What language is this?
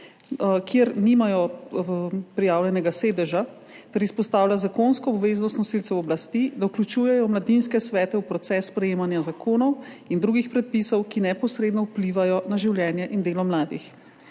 Slovenian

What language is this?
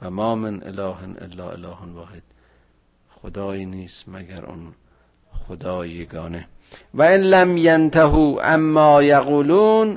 Persian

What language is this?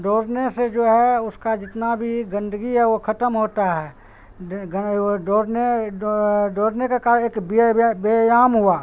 Urdu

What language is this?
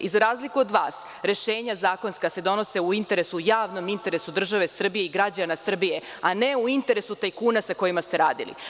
Serbian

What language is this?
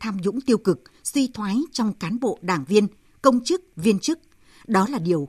Vietnamese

